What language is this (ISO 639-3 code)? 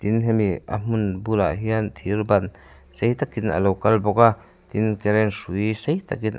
lus